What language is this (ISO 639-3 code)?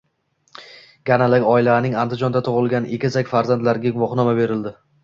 uzb